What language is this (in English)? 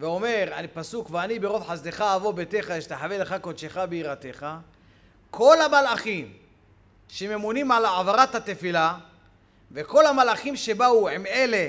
Hebrew